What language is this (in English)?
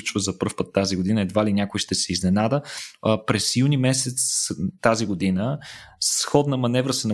Bulgarian